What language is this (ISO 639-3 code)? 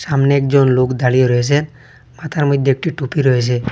ben